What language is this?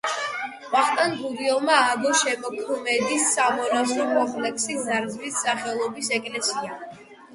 Georgian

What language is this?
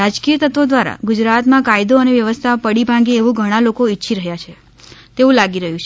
Gujarati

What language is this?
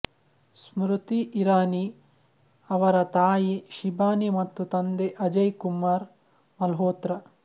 Kannada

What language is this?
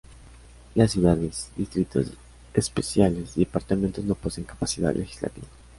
Spanish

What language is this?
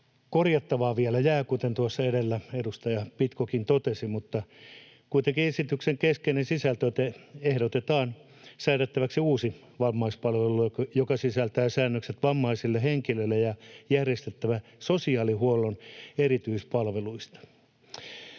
Finnish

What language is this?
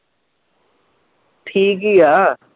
Punjabi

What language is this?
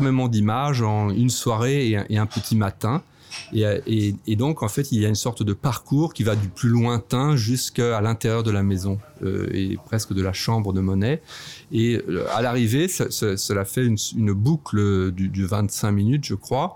French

